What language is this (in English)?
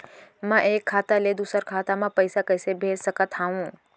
Chhattisgarhi